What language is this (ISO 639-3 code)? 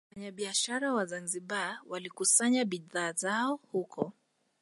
swa